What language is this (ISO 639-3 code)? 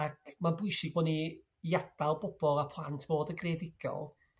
cym